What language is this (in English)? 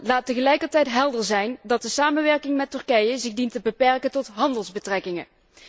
Dutch